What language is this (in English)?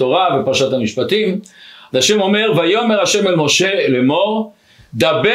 Hebrew